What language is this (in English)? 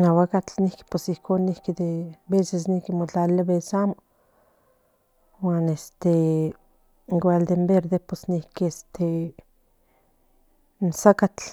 Central Nahuatl